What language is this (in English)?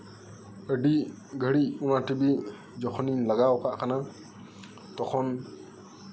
Santali